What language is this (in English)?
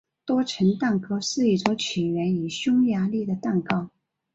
Chinese